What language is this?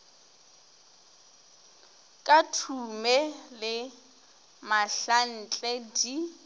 Northern Sotho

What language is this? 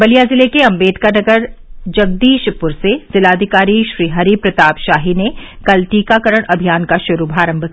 Hindi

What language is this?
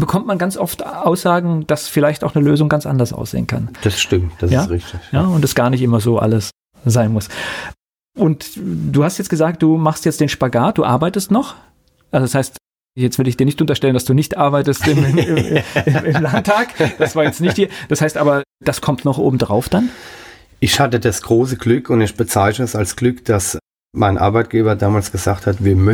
German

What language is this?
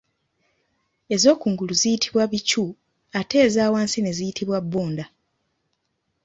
Ganda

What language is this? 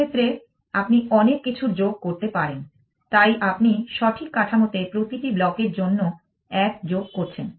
Bangla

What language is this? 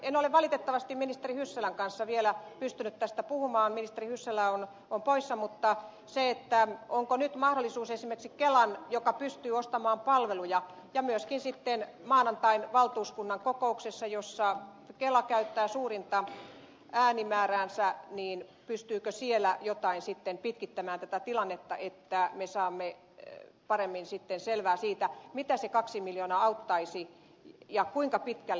Finnish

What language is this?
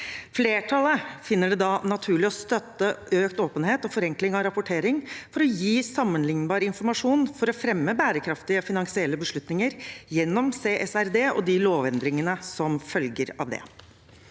Norwegian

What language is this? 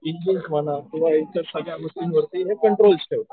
Marathi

